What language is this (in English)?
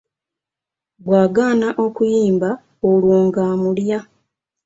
Ganda